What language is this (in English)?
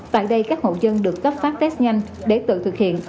Vietnamese